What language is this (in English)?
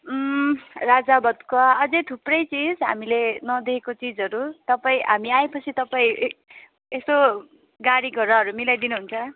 Nepali